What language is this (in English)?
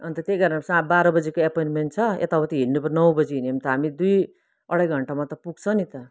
Nepali